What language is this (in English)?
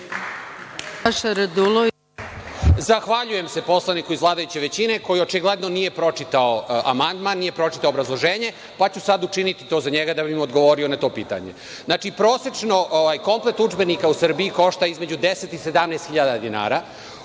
Serbian